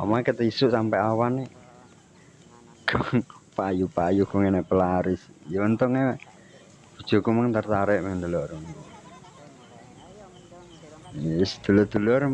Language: Indonesian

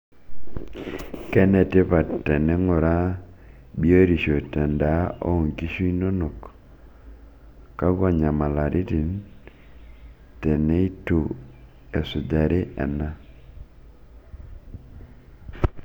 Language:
Masai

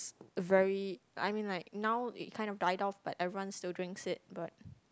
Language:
English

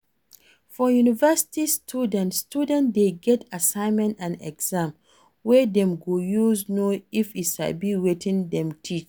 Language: Nigerian Pidgin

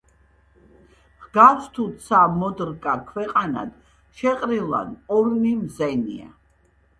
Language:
Georgian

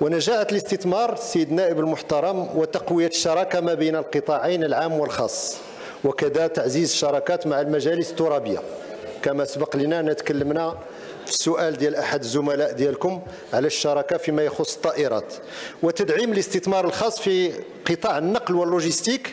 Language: Arabic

